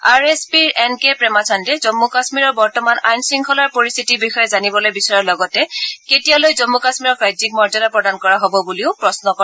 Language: Assamese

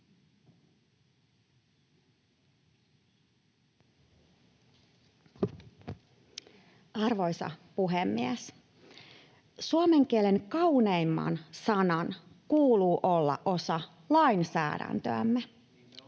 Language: Finnish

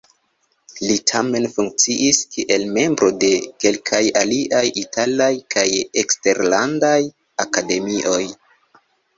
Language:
Esperanto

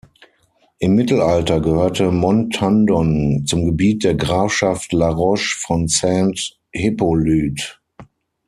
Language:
German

